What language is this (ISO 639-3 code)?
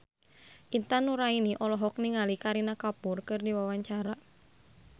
sun